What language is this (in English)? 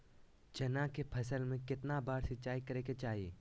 Magahi